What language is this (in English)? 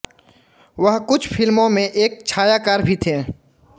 Hindi